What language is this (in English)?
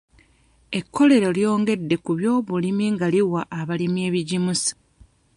Ganda